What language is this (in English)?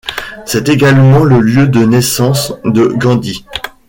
French